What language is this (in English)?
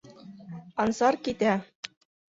Bashkir